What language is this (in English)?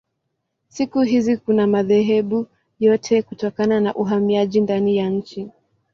Swahili